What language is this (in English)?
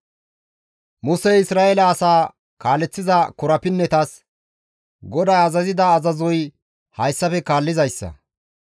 Gamo